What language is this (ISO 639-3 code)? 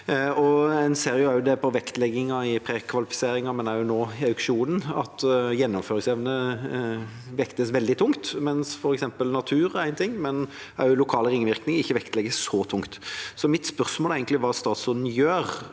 nor